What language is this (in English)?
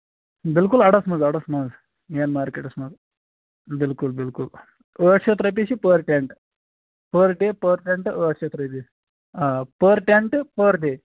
Kashmiri